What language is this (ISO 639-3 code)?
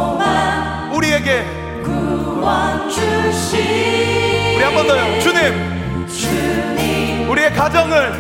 kor